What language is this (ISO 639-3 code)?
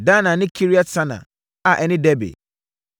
aka